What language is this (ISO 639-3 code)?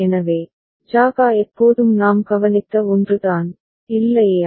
tam